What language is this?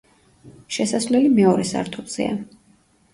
Georgian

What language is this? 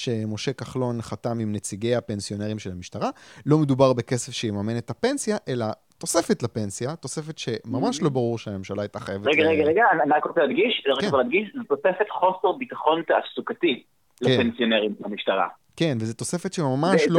Hebrew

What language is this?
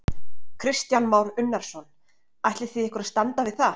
Icelandic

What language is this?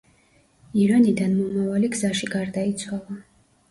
Georgian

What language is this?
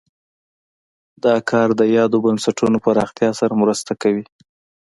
Pashto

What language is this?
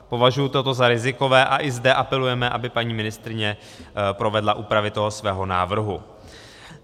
Czech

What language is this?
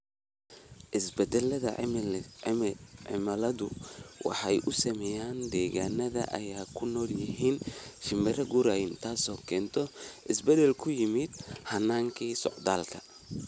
Somali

